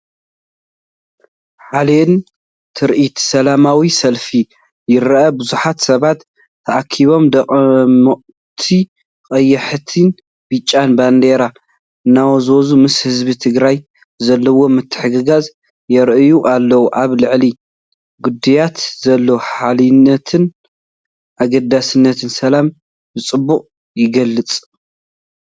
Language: Tigrinya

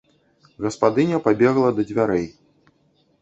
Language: Belarusian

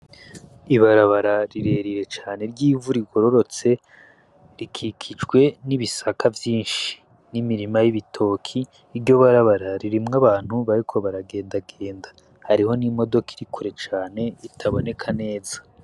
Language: Rundi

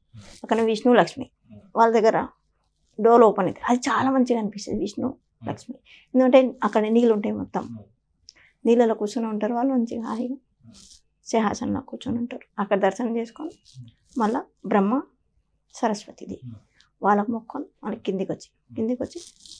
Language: Telugu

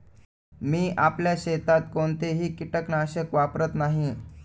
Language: Marathi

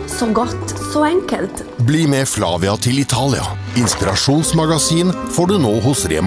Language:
Italian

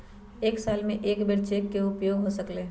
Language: Magahi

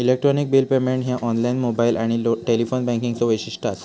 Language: Marathi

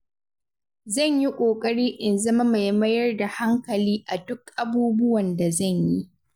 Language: Hausa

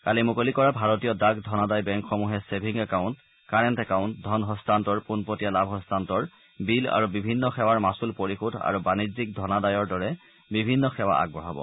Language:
Assamese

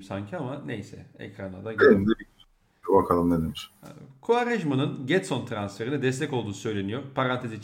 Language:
Turkish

